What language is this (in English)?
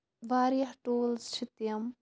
Kashmiri